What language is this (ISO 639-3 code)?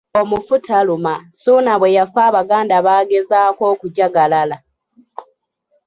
lug